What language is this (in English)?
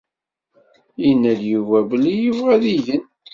Kabyle